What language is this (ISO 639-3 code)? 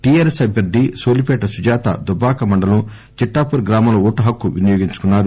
tel